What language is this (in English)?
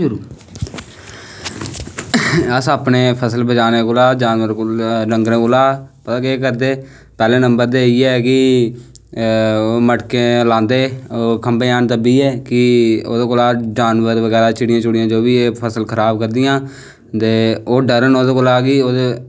Dogri